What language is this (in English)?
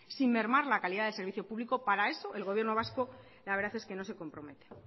Spanish